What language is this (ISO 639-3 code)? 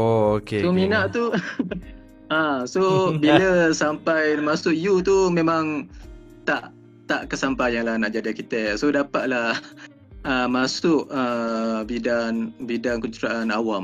msa